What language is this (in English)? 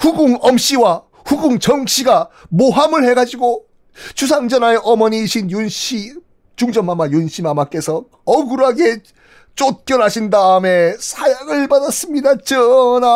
Korean